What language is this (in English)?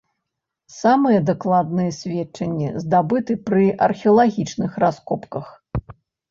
Belarusian